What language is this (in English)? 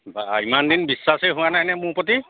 Assamese